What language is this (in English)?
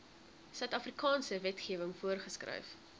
Afrikaans